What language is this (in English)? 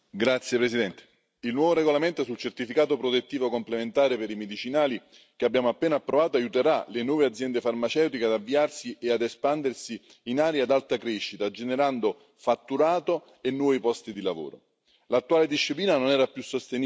Italian